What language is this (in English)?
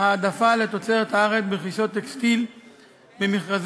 Hebrew